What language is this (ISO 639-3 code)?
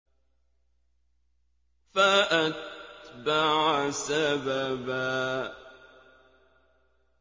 ara